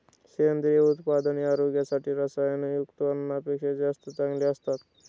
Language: Marathi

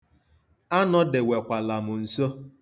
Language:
Igbo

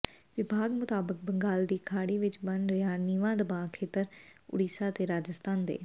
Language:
Punjabi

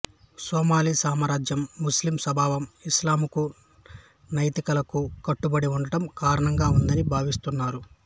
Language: Telugu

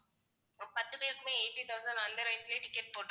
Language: Tamil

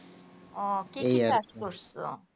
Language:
Bangla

